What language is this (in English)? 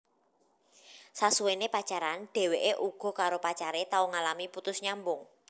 Javanese